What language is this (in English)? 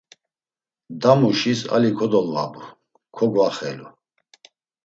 Laz